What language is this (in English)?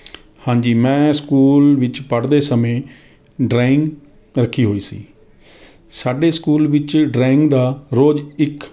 Punjabi